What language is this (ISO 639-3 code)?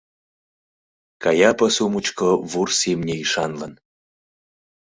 chm